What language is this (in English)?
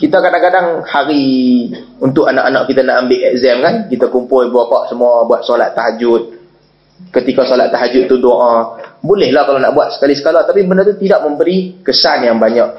Malay